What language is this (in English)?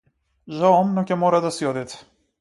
Macedonian